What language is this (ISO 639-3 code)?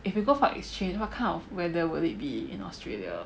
eng